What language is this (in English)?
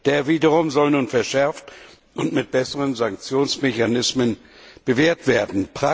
German